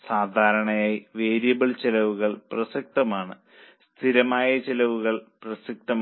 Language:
Malayalam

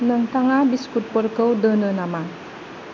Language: Bodo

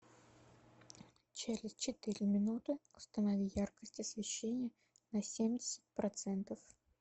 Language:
Russian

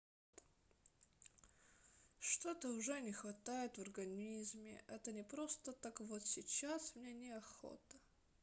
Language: Russian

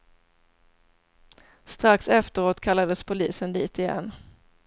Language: Swedish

